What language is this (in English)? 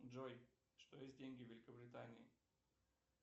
Russian